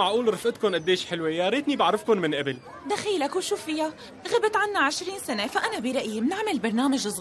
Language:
Arabic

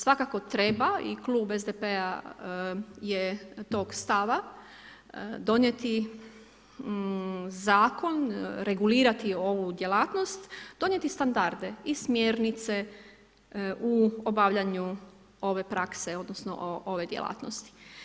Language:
Croatian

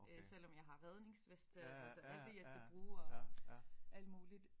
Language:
Danish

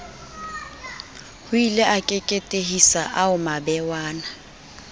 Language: Southern Sotho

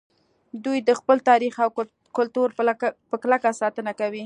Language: Pashto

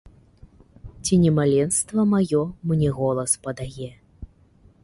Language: Belarusian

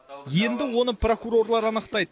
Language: Kazakh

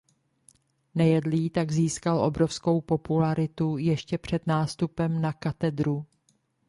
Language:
Czech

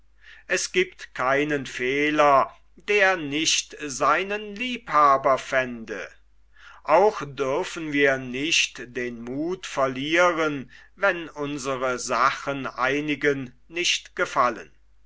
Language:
German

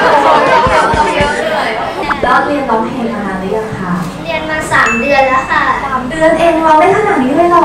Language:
Thai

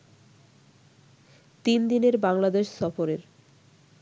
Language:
Bangla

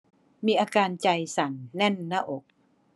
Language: Thai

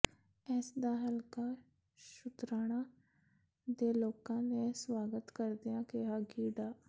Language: Punjabi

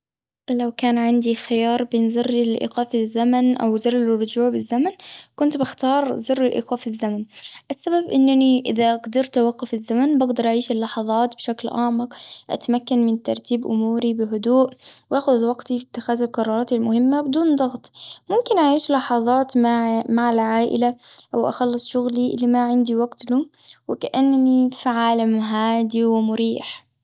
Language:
Gulf Arabic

